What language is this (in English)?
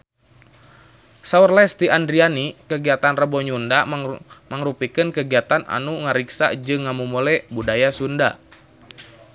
Sundanese